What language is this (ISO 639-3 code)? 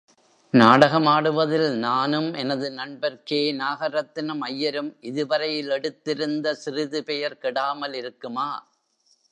tam